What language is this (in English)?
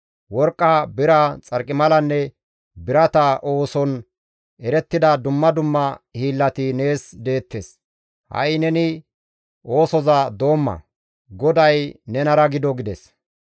Gamo